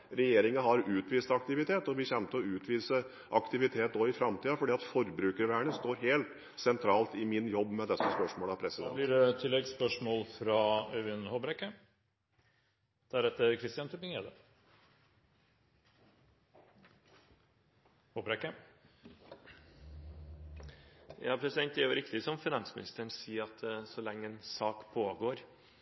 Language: Norwegian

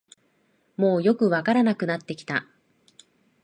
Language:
Japanese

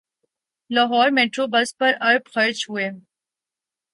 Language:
Urdu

